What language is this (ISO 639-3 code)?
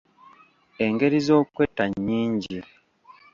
lug